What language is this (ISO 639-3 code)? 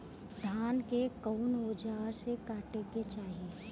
bho